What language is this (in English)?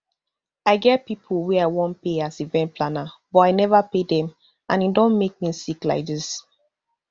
Nigerian Pidgin